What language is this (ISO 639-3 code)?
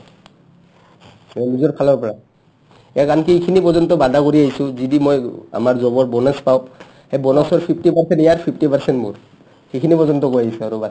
asm